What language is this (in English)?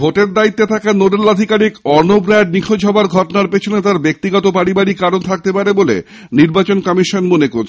Bangla